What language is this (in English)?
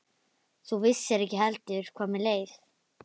Icelandic